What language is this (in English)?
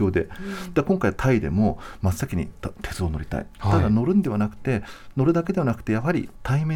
Japanese